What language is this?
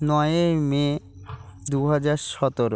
Bangla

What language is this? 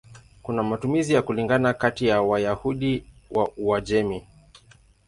Swahili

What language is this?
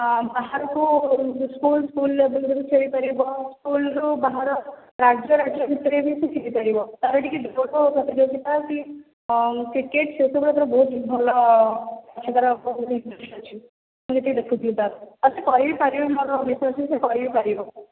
Odia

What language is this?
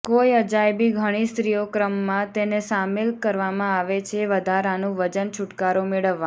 Gujarati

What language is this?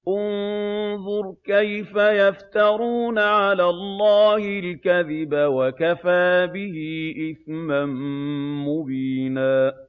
Arabic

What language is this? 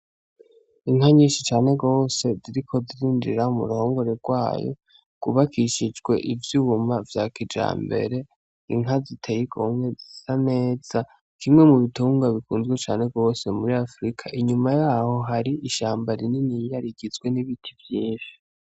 Rundi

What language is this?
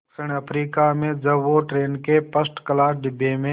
Hindi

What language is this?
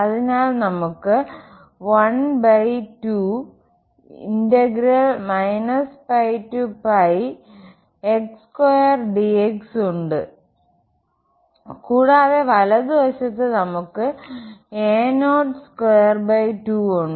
Malayalam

